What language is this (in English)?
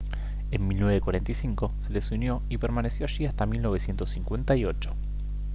Spanish